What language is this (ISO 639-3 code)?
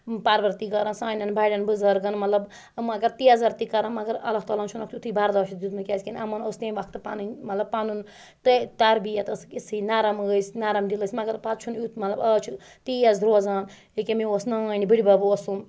kas